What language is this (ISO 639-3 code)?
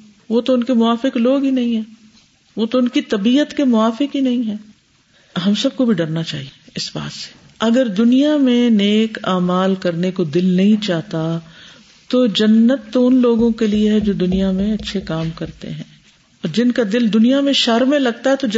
urd